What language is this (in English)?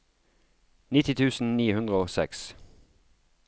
Norwegian